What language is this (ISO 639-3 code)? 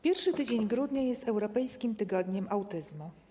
pol